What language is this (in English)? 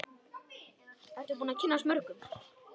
Icelandic